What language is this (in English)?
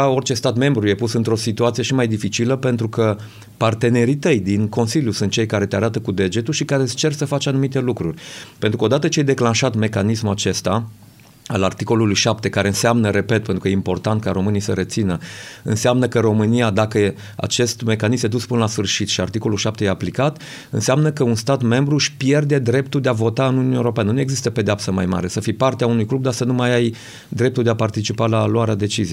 Romanian